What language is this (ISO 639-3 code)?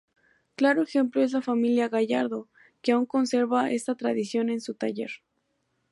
spa